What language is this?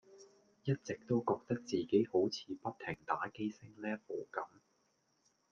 Cantonese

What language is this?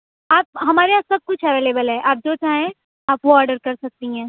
Urdu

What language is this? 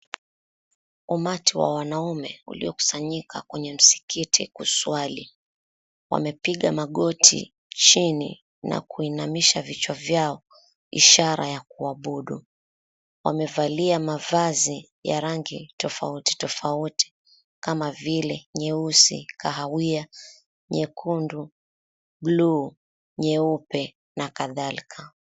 Swahili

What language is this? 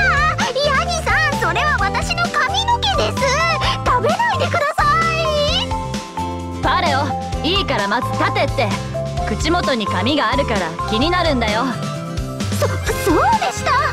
Japanese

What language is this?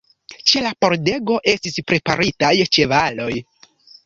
Esperanto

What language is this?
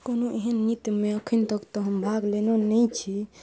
Maithili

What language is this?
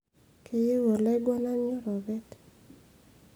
Masai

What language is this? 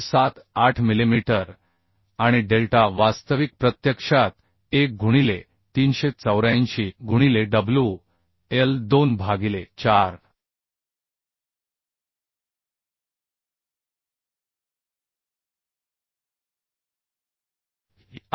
Marathi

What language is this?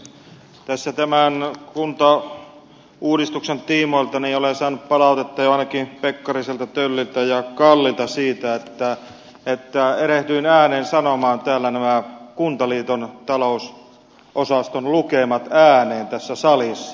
Finnish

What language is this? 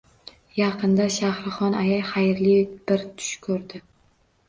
Uzbek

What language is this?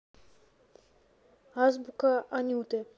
Russian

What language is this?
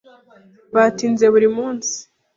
Kinyarwanda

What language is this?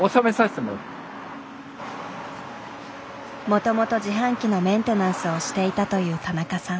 Japanese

